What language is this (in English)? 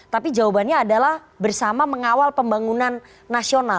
Indonesian